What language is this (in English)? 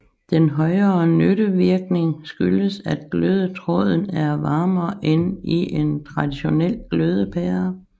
Danish